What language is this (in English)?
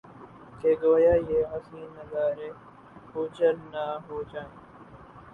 Urdu